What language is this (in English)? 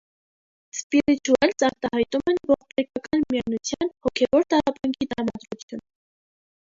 Armenian